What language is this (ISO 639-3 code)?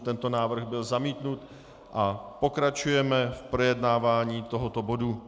ces